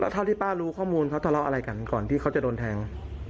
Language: Thai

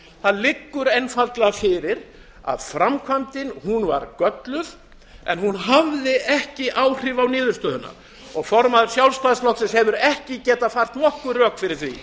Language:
Icelandic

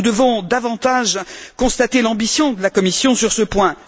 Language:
French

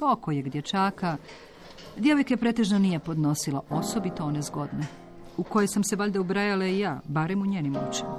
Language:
Croatian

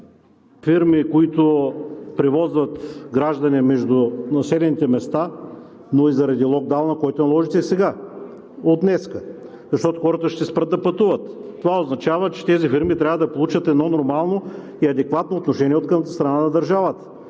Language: Bulgarian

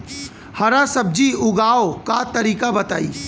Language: Bhojpuri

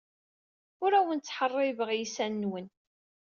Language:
Kabyle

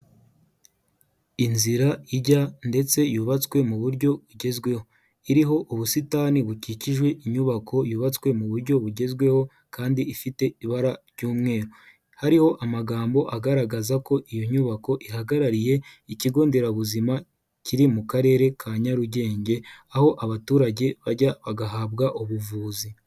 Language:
Kinyarwanda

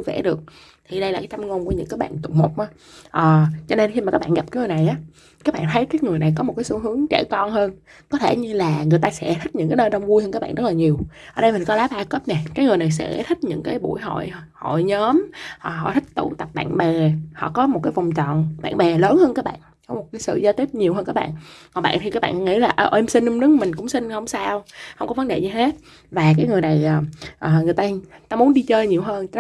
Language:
Vietnamese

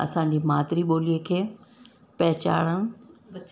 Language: Sindhi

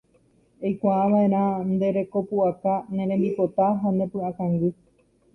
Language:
Guarani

